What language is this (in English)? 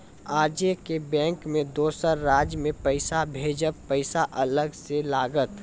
Maithili